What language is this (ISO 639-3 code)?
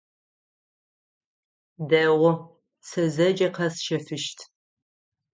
ady